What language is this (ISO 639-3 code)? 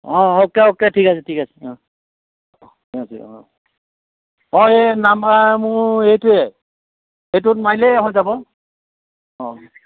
asm